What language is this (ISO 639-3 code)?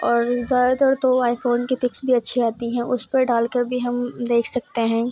urd